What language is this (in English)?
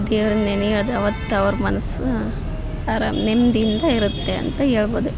Kannada